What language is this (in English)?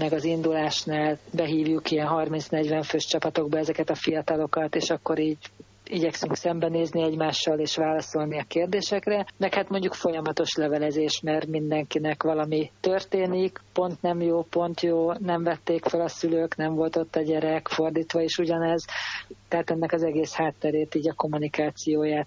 Hungarian